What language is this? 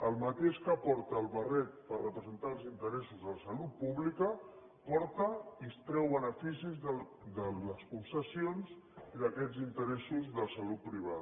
Catalan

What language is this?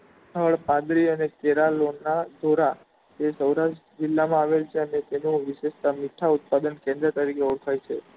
Gujarati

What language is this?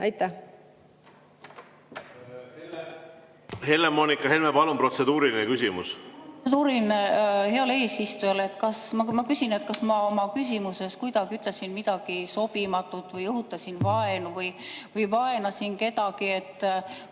Estonian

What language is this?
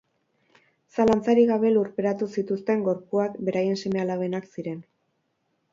Basque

